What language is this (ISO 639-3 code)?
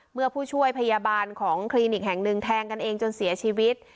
tha